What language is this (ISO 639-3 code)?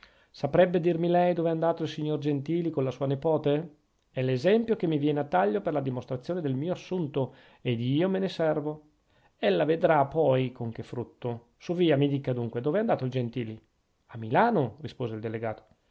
ita